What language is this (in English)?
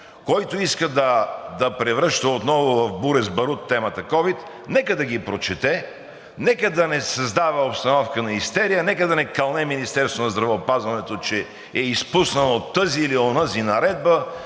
Bulgarian